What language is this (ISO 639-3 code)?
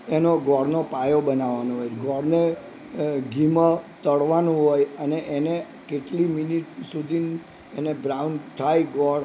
guj